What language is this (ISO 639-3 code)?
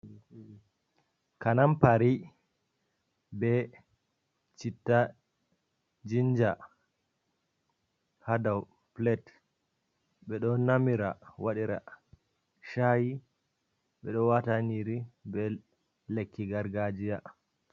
ful